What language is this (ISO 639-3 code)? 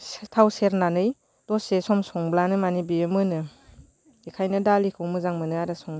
brx